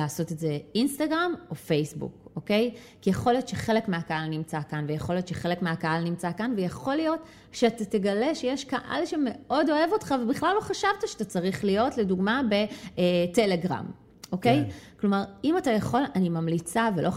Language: Hebrew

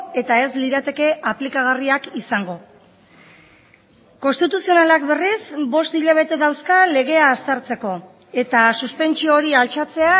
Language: Basque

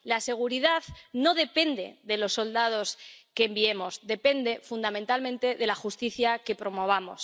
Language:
Spanish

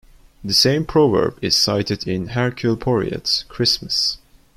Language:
English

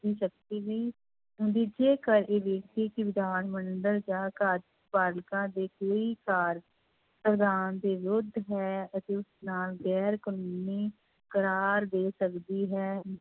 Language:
Punjabi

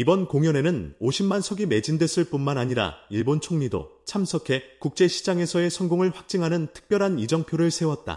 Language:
Korean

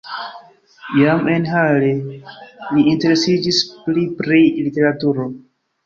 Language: Esperanto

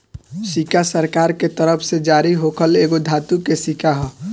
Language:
Bhojpuri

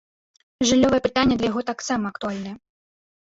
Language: Belarusian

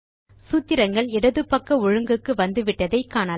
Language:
Tamil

